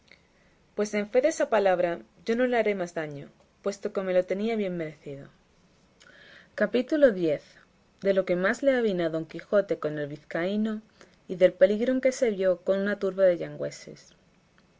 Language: Spanish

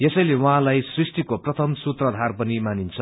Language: Nepali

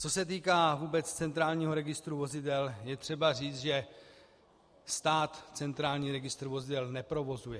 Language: Czech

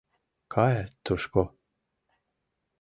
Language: Mari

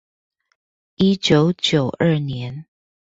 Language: Chinese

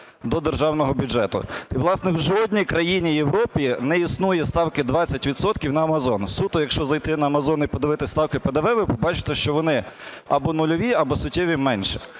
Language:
Ukrainian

